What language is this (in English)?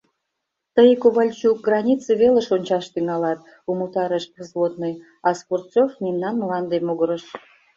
Mari